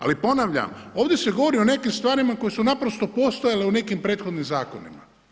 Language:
Croatian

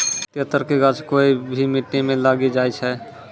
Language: Maithili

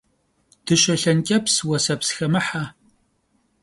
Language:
Kabardian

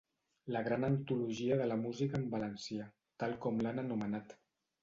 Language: Catalan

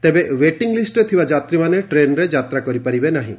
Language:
Odia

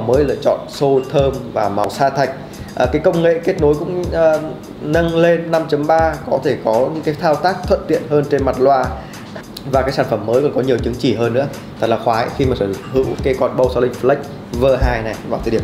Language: Vietnamese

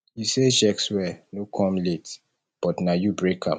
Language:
Nigerian Pidgin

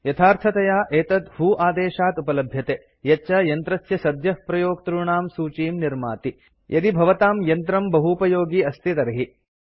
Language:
Sanskrit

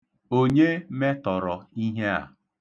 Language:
Igbo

